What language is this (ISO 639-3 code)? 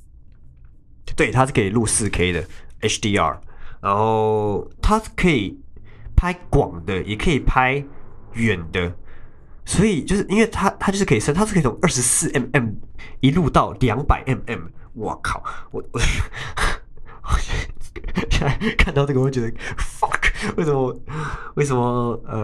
zho